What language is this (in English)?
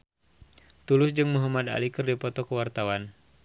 Sundanese